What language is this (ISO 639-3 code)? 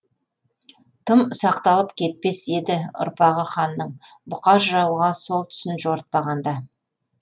kaz